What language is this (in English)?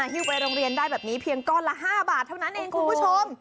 Thai